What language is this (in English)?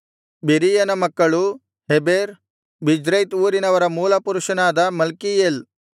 Kannada